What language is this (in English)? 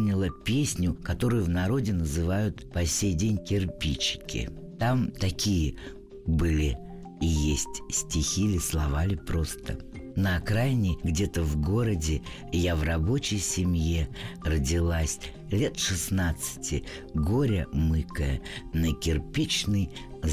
Russian